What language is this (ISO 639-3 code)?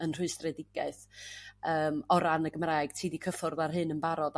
cym